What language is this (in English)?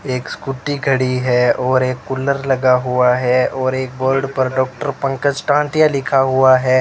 Hindi